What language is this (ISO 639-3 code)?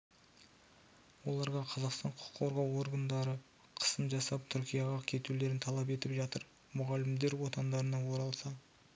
kaz